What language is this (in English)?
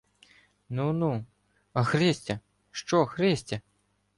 Ukrainian